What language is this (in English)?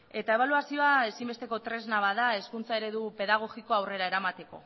Basque